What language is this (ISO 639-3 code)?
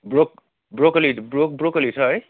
nep